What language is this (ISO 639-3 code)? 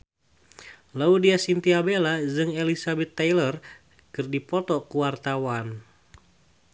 sun